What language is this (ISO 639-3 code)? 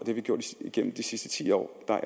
dan